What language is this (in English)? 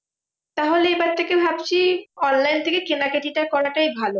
Bangla